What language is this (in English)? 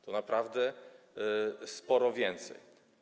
Polish